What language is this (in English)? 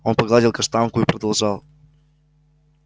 Russian